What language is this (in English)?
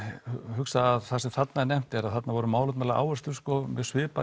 Icelandic